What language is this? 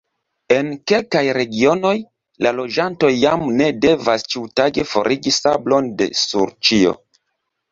Esperanto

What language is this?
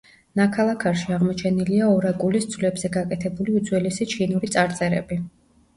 Georgian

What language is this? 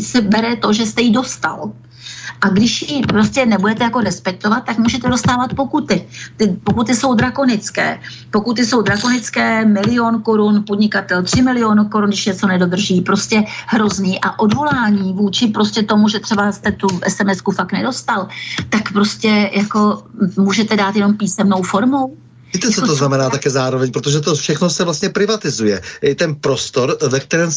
Czech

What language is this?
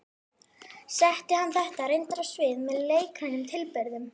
Icelandic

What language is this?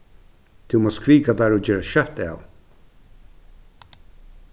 Faroese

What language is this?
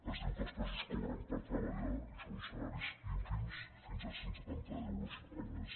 Catalan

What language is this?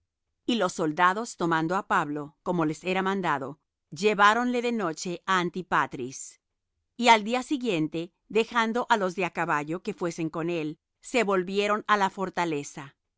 Spanish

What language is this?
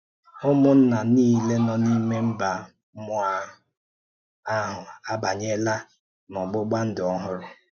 Igbo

